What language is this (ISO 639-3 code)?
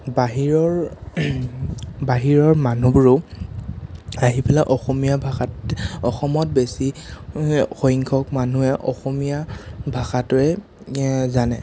asm